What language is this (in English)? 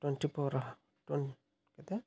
Odia